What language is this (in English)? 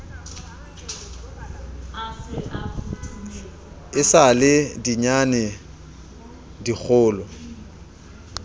Southern Sotho